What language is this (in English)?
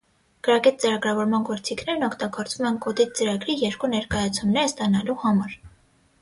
Armenian